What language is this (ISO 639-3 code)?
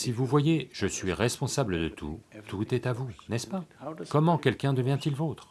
fra